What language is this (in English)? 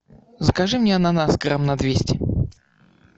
Russian